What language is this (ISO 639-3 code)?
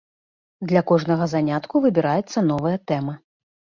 bel